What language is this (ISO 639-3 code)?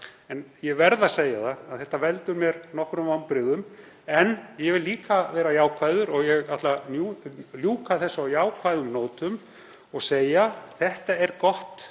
isl